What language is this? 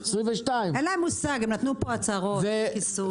Hebrew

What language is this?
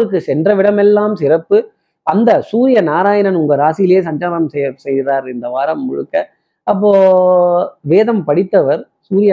Tamil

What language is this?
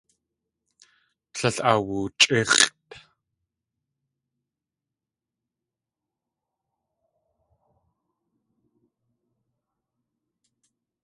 Tlingit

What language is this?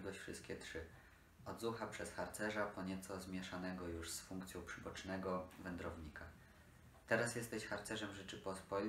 Polish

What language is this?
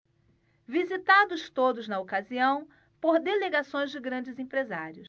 Portuguese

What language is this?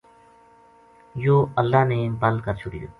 Gujari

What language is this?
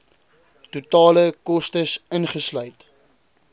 Afrikaans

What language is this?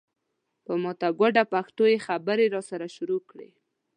Pashto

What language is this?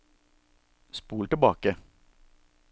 Norwegian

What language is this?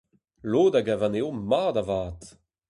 Breton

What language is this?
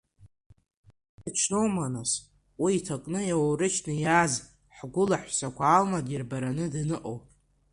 Abkhazian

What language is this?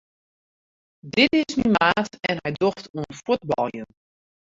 Western Frisian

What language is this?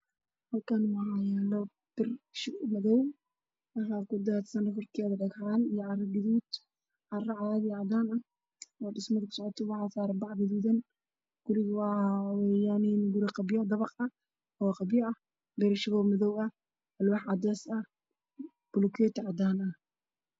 Somali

